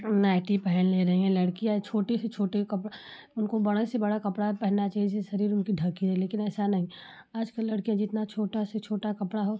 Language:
Hindi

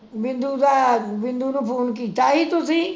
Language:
Punjabi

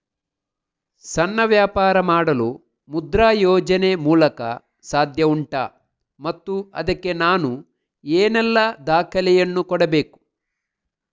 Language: Kannada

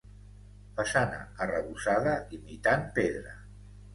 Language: Catalan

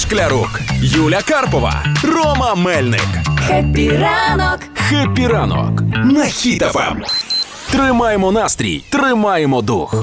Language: Ukrainian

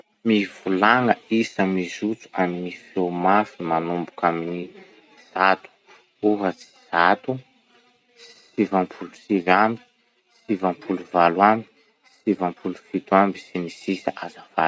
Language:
Masikoro Malagasy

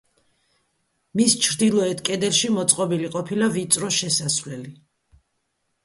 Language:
Georgian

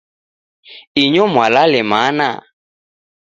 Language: Taita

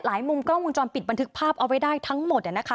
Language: Thai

